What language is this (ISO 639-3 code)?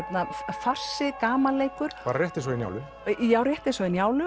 isl